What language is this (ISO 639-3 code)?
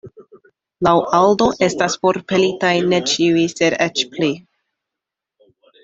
epo